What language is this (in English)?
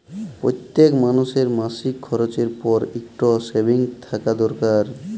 Bangla